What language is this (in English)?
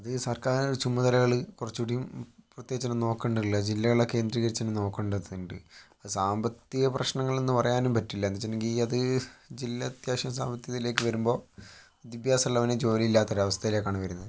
Malayalam